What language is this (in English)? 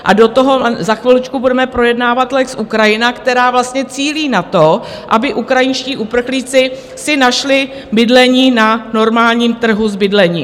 Czech